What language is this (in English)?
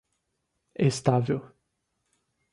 Portuguese